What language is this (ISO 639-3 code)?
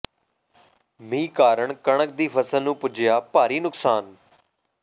pan